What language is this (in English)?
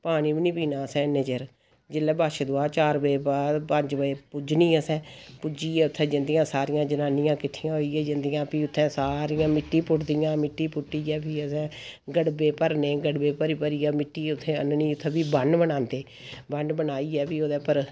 Dogri